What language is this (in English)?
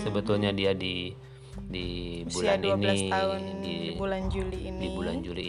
Indonesian